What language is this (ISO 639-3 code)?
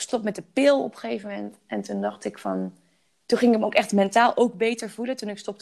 nld